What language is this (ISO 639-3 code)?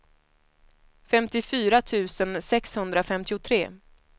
swe